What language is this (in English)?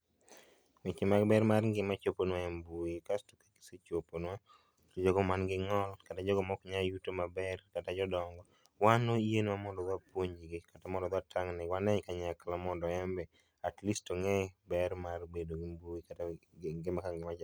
Luo (Kenya and Tanzania)